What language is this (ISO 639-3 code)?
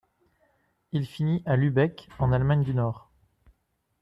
fra